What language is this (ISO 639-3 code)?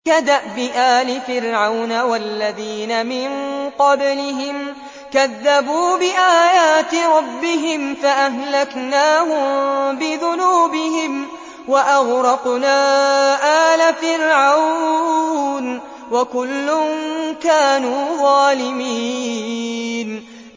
ara